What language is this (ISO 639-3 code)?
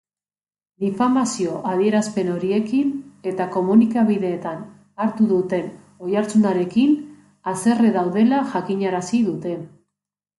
eus